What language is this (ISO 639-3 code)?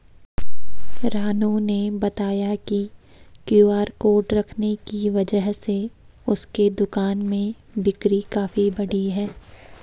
hin